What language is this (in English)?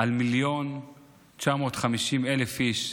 Hebrew